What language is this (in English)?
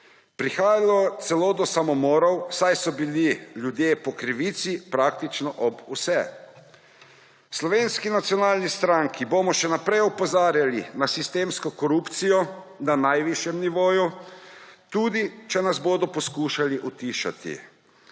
Slovenian